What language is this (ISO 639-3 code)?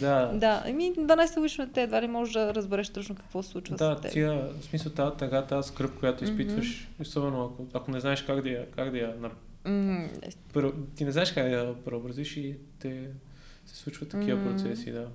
bul